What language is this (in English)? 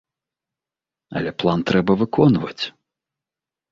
Belarusian